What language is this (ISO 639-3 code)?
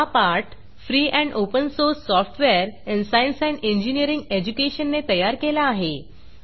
mar